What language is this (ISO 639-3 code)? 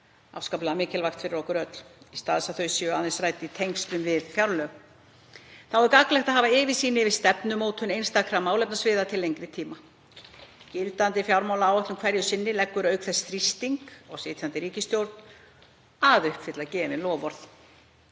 isl